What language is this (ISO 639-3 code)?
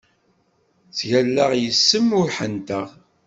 kab